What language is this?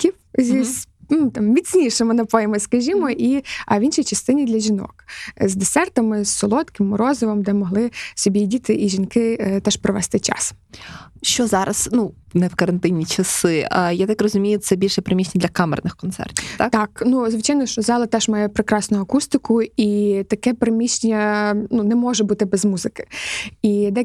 Ukrainian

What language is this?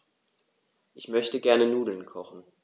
German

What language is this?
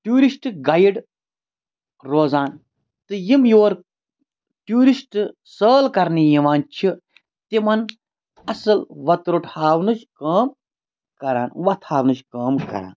Kashmiri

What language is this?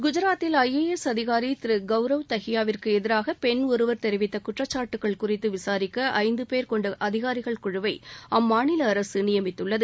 Tamil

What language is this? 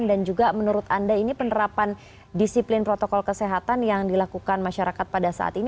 Indonesian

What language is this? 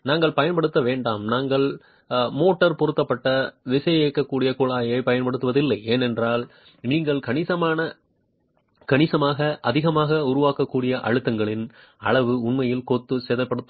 Tamil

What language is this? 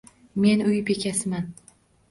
Uzbek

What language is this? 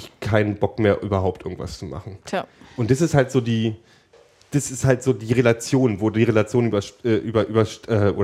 German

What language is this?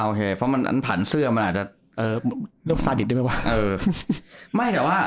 Thai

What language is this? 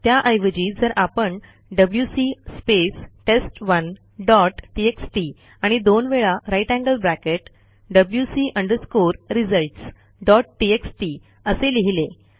Marathi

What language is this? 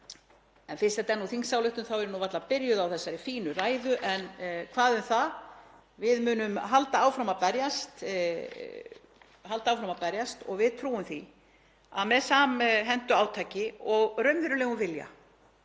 Icelandic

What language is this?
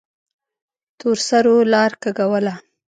Pashto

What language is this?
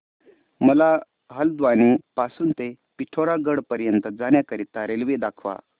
Marathi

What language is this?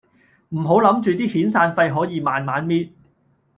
Cantonese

